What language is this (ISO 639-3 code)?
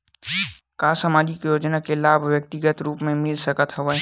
hne